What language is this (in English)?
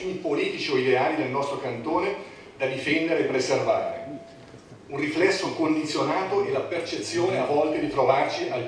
Italian